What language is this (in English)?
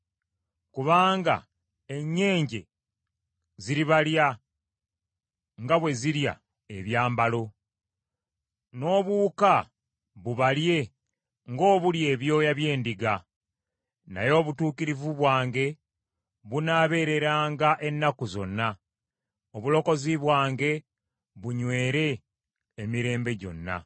Ganda